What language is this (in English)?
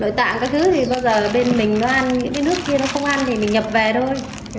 Vietnamese